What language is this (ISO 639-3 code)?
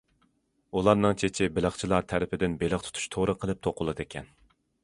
uig